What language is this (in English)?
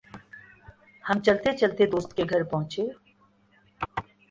Urdu